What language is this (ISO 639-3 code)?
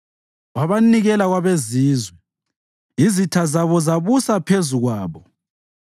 nde